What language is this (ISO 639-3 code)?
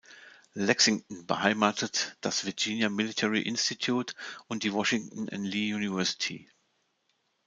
deu